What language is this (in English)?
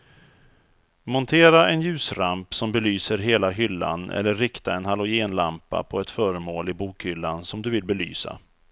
Swedish